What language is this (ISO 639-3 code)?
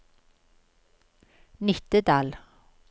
nor